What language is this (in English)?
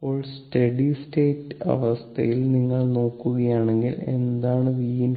Malayalam